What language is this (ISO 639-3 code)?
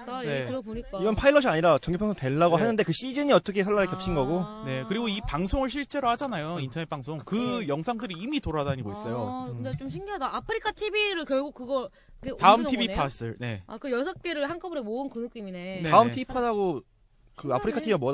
kor